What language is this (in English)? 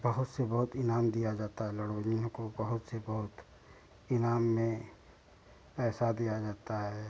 Hindi